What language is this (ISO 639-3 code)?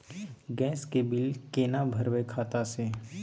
mai